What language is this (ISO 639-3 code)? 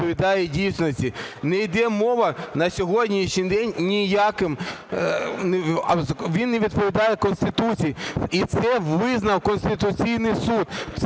ukr